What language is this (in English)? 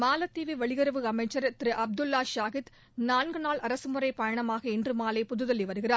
Tamil